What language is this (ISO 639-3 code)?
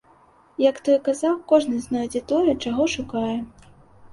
bel